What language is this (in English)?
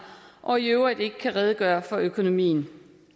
Danish